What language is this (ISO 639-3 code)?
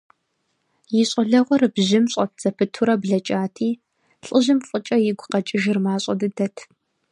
kbd